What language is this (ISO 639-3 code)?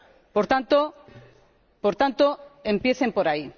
spa